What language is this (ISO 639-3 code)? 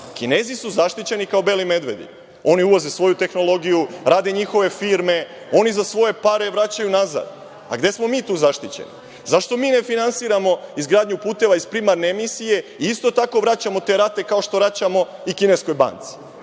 srp